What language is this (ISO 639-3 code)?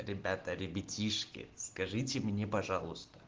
rus